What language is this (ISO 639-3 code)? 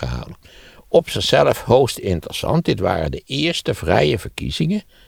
nld